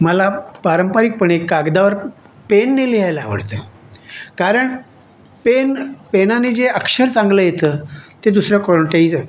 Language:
Marathi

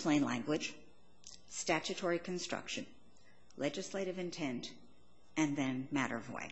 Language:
English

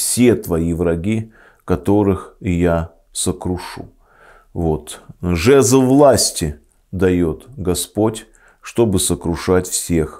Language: Russian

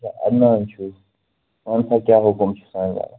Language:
Kashmiri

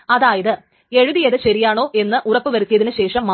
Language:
Malayalam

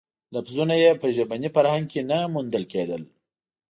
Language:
Pashto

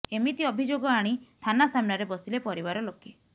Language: Odia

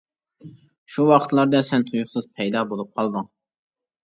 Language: Uyghur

